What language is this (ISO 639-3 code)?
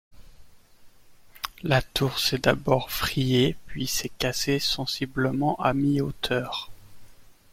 fra